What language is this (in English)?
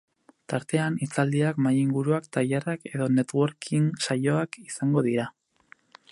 Basque